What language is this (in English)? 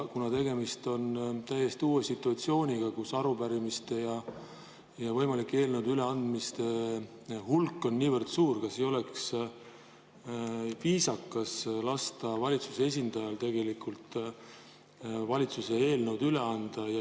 Estonian